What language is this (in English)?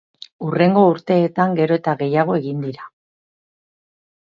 Basque